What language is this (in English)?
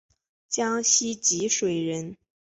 Chinese